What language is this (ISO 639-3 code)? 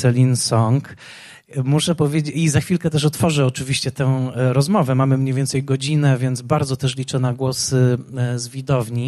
pol